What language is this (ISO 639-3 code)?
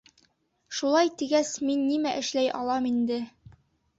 bak